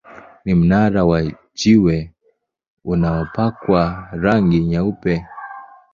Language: Swahili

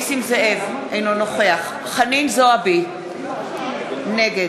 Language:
Hebrew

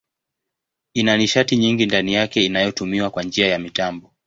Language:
Swahili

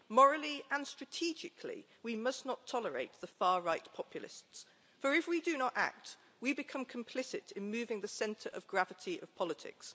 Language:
English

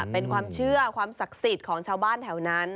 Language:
Thai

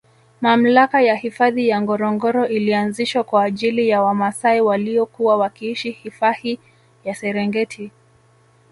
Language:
Swahili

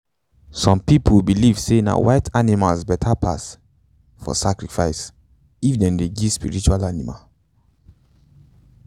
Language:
Nigerian Pidgin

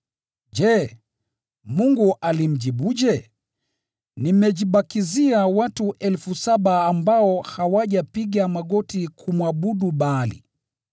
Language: Swahili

